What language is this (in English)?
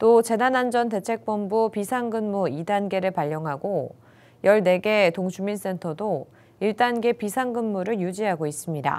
Korean